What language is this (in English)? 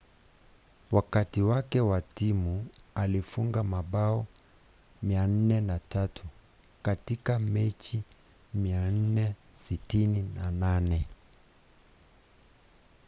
Swahili